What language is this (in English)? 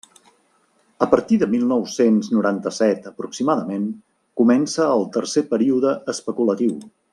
Catalan